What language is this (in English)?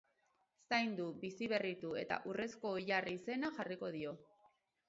Basque